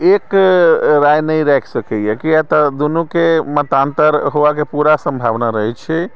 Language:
Maithili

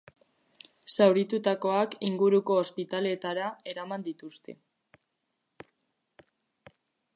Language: Basque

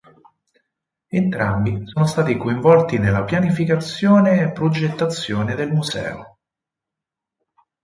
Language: Italian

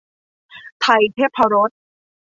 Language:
Thai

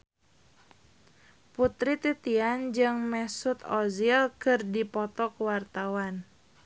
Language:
Sundanese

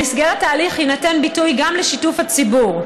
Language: Hebrew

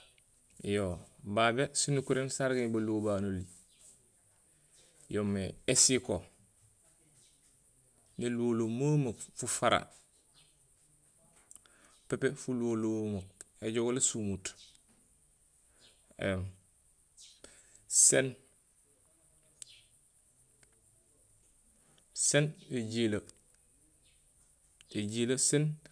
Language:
Gusilay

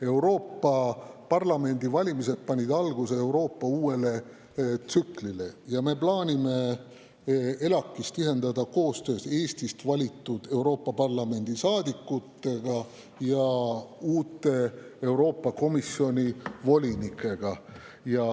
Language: Estonian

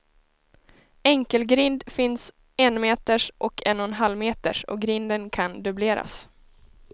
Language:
Swedish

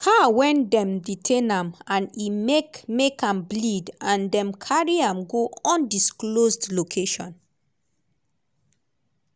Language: Nigerian Pidgin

